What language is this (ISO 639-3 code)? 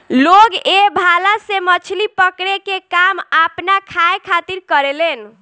bho